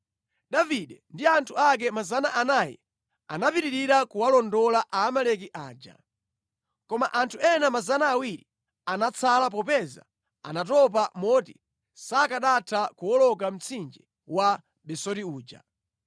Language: Nyanja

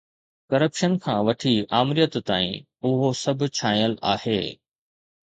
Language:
Sindhi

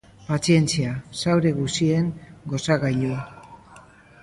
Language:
Basque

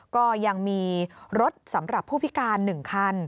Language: Thai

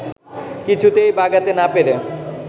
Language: Bangla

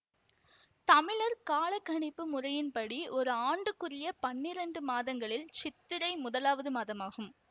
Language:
Tamil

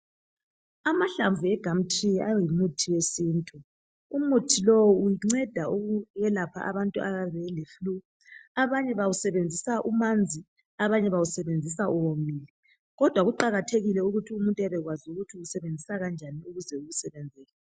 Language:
North Ndebele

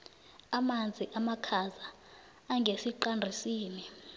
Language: South Ndebele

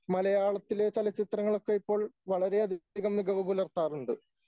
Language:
Malayalam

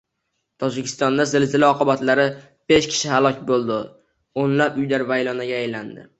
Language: Uzbek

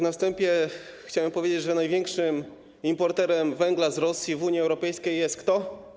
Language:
Polish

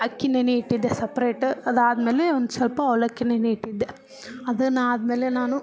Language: Kannada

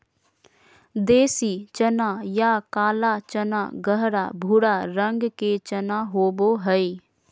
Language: Magahi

